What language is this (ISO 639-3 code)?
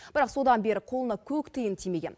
kaz